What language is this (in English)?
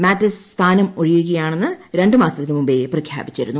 Malayalam